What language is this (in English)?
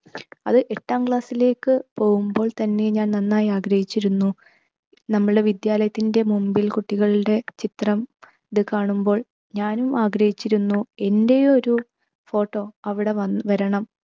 Malayalam